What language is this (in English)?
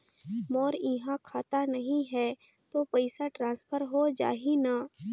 Chhattisgarhi